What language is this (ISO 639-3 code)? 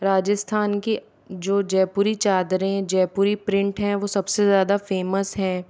hin